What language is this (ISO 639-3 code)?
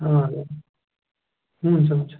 nep